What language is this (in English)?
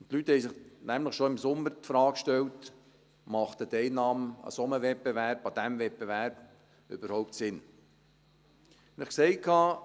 Swiss German